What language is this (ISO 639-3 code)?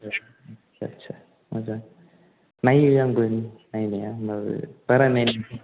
brx